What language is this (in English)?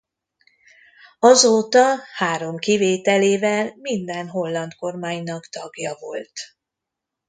Hungarian